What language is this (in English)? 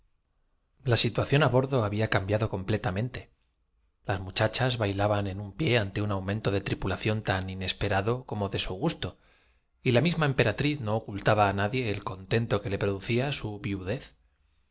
Spanish